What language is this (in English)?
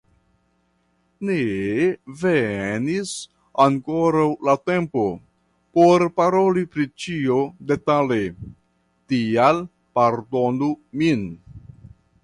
Esperanto